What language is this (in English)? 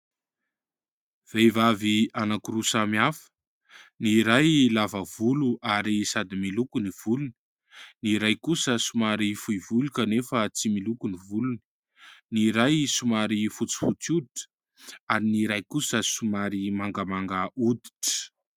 Malagasy